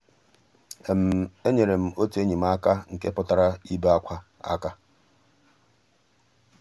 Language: Igbo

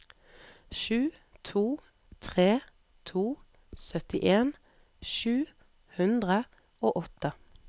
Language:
Norwegian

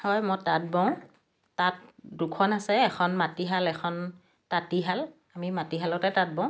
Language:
Assamese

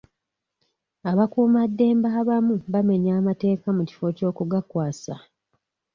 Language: Ganda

